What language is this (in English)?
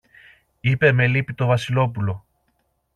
Greek